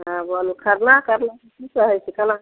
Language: Maithili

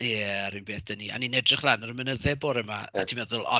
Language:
Welsh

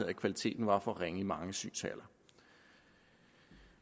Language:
Danish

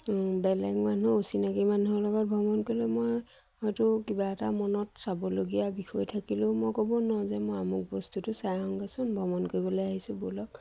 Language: Assamese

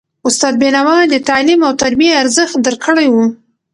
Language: Pashto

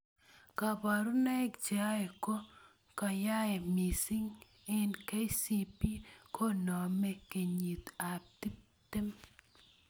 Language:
Kalenjin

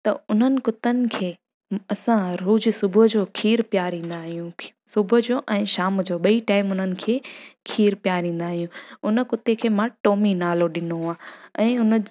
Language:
Sindhi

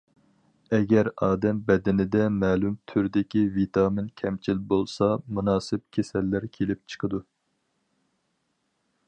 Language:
Uyghur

